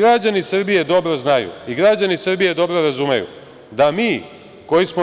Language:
Serbian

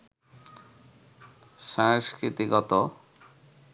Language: Bangla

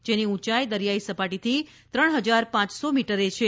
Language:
Gujarati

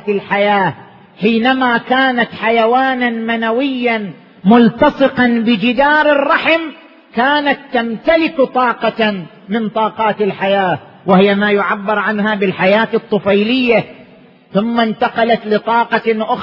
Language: Arabic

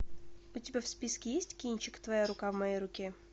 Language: Russian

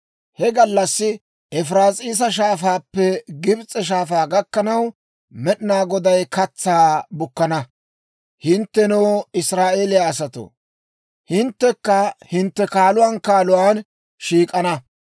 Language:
Dawro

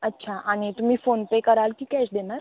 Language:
Marathi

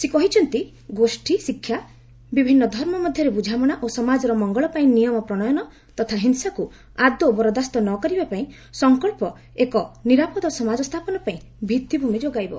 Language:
Odia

